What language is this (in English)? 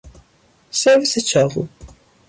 Persian